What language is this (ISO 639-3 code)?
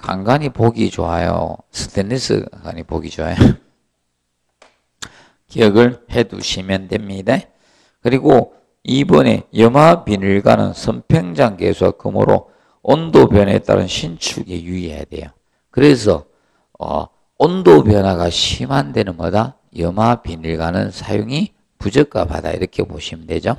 kor